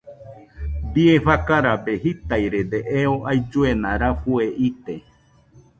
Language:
Nüpode Huitoto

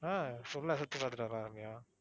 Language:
Tamil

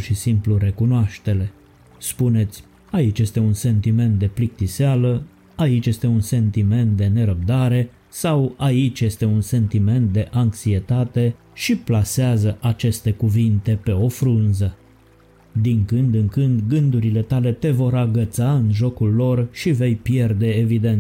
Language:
Romanian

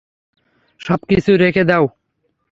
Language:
Bangla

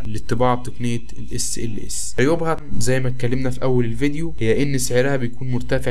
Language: Arabic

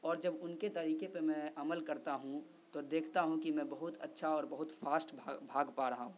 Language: Urdu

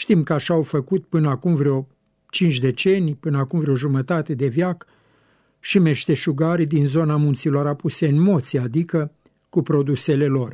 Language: Romanian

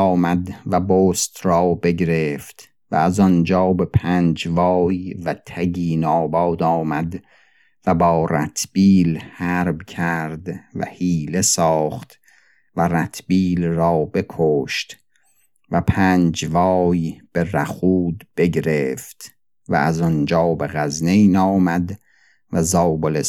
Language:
Persian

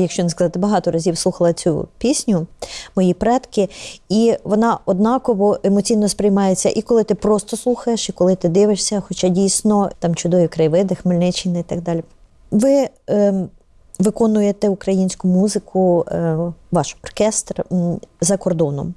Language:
Ukrainian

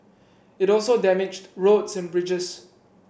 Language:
English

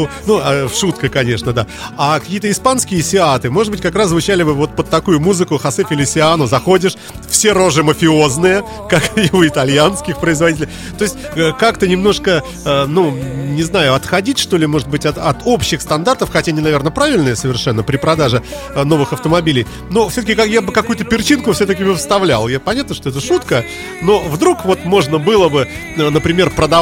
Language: Russian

